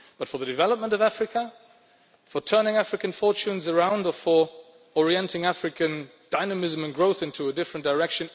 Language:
English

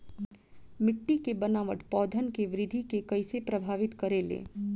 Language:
Bhojpuri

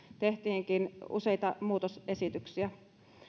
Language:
Finnish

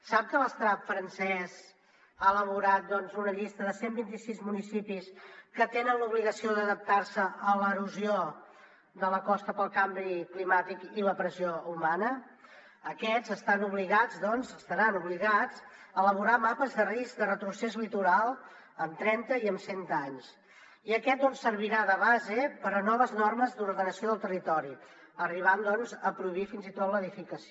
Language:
Catalan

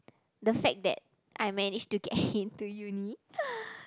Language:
English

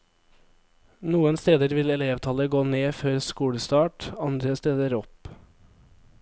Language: Norwegian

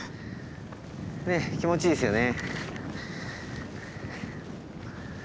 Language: Japanese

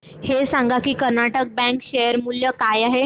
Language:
Marathi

